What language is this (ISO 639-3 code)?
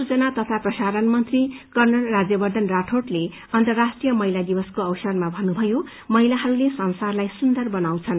nep